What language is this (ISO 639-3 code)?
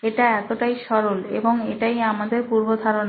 ben